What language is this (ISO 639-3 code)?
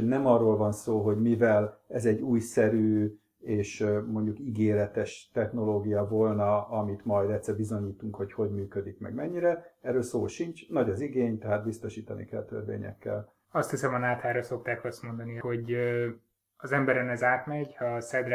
hun